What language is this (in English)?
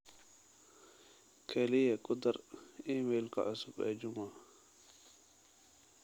Somali